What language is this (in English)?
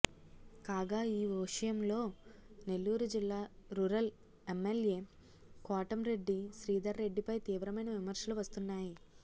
Telugu